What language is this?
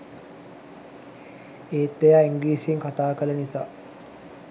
Sinhala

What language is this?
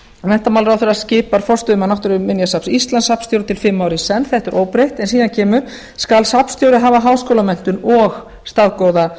Icelandic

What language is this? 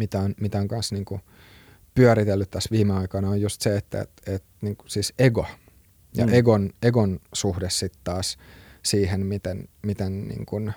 Finnish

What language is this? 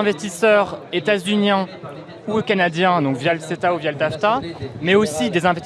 French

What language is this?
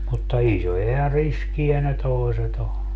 Finnish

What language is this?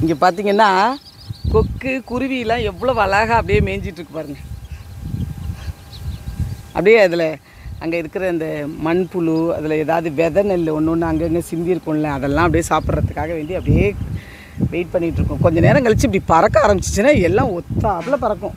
Tamil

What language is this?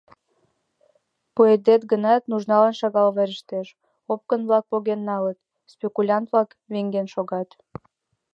Mari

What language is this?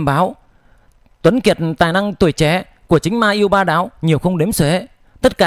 Vietnamese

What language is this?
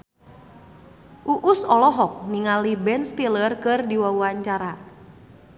Sundanese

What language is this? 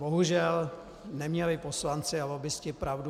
Czech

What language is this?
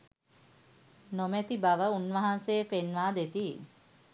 Sinhala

